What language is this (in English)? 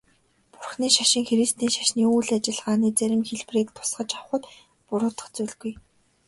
Mongolian